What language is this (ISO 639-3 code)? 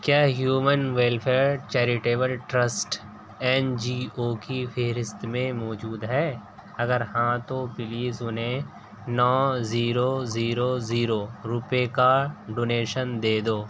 urd